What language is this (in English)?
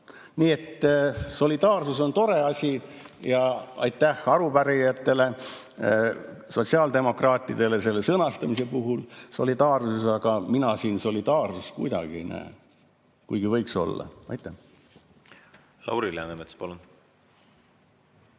Estonian